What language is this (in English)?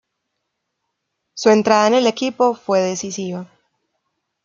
Spanish